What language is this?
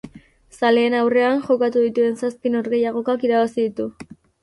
Basque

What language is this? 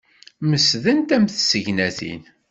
Kabyle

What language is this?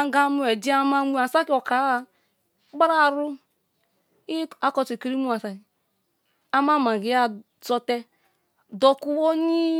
Kalabari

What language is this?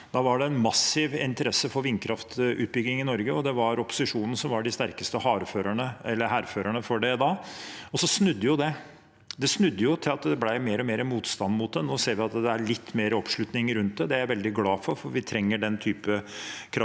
Norwegian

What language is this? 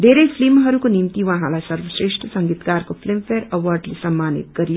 Nepali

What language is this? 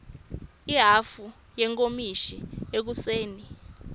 Swati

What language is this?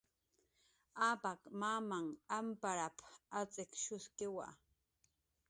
Jaqaru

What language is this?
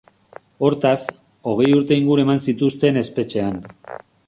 Basque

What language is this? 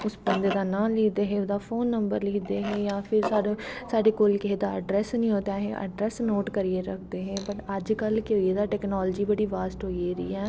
Dogri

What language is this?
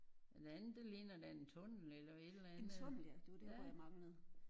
Danish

